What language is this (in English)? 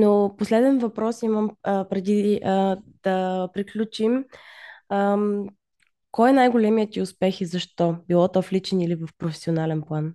Bulgarian